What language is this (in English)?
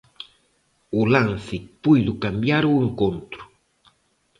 Galician